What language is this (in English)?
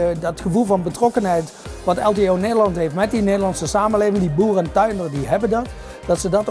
Dutch